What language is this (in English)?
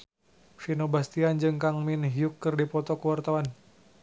Sundanese